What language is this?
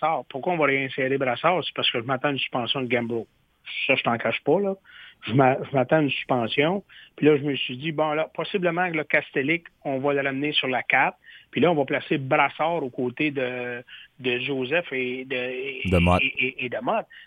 French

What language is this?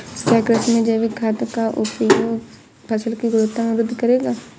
Hindi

